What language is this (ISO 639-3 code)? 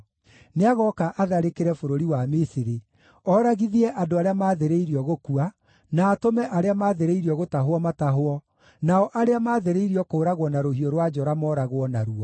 kik